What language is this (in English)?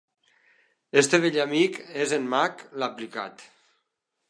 Catalan